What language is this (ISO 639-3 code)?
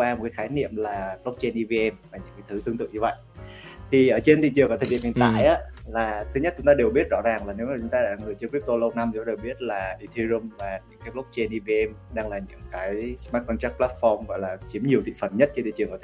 vie